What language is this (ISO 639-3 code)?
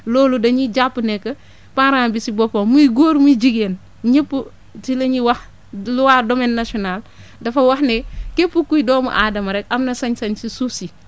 wol